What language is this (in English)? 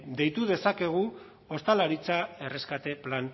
Basque